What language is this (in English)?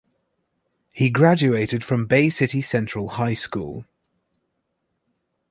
English